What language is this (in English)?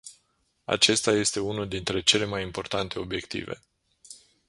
Romanian